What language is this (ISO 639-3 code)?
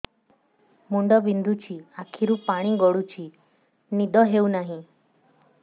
ori